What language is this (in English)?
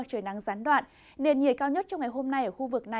Vietnamese